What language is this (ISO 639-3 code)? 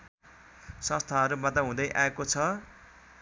nep